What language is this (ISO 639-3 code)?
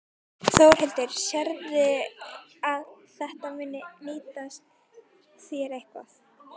isl